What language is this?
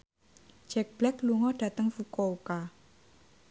Javanese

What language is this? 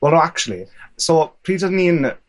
Welsh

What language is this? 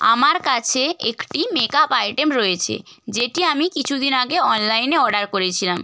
Bangla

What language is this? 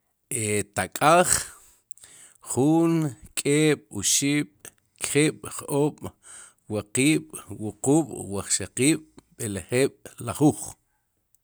Sipacapense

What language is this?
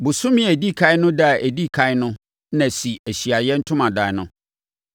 Akan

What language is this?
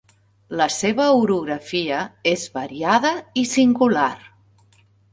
Catalan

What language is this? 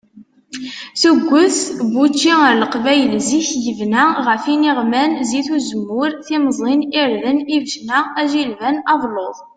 Kabyle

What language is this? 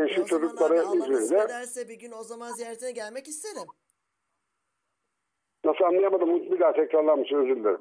Turkish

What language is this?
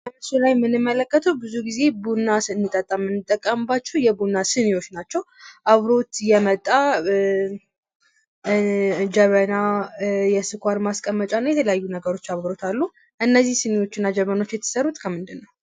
Amharic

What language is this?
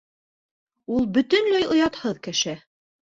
Bashkir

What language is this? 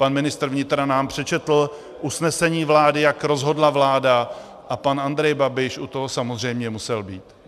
Czech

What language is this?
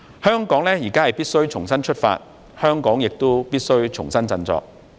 Cantonese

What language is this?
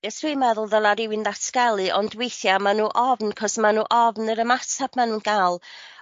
Welsh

